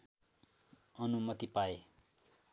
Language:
Nepali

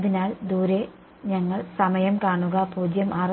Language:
Malayalam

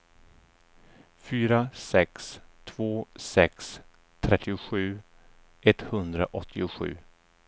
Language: Swedish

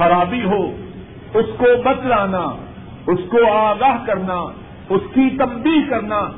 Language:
Urdu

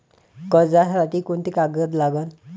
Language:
Marathi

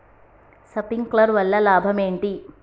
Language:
Telugu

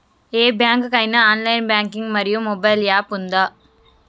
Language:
Telugu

